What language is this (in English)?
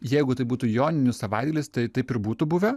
Lithuanian